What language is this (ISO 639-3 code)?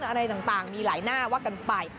tha